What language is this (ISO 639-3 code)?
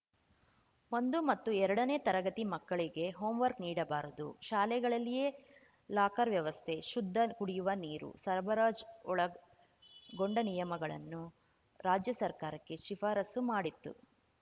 kan